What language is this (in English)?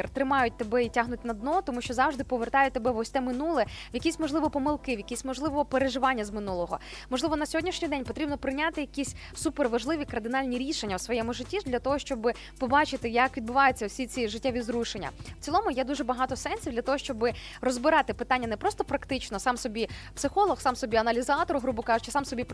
Ukrainian